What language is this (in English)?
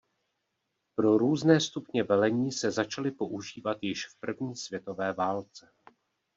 Czech